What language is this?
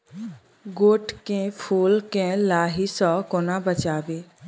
Maithili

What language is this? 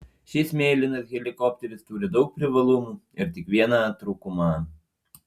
Lithuanian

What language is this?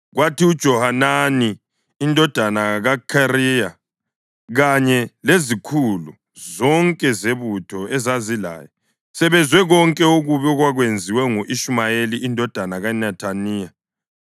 North Ndebele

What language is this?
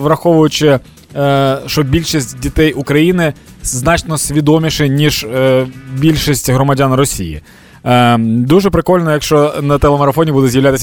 Ukrainian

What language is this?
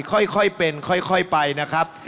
Thai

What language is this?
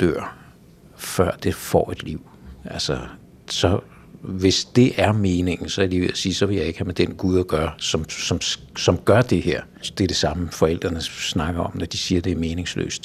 Danish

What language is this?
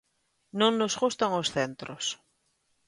Galician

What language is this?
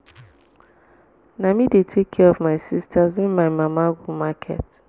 Nigerian Pidgin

